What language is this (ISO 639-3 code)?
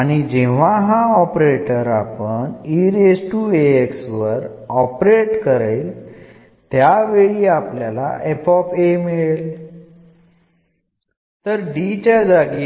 mal